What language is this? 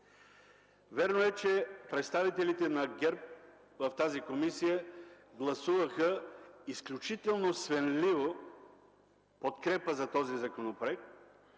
Bulgarian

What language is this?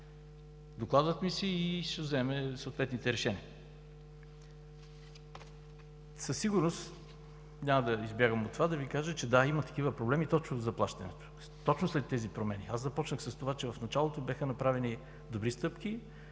Bulgarian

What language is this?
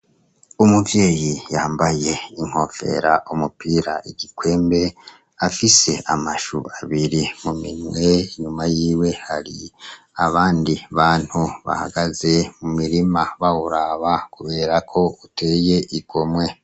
Rundi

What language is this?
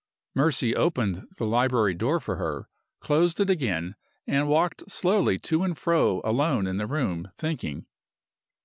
English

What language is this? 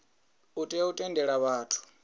Venda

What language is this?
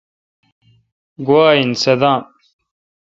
Kalkoti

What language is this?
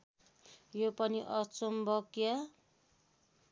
Nepali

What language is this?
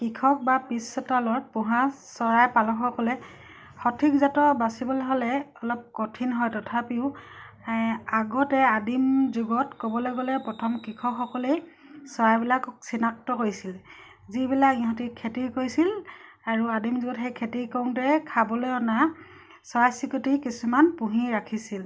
Assamese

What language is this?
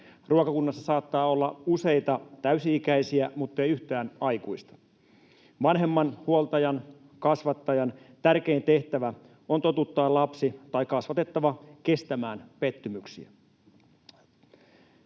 Finnish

